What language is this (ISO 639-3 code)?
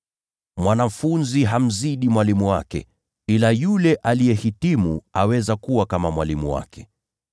swa